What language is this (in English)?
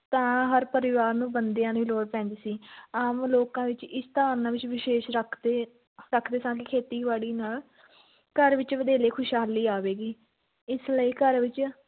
Punjabi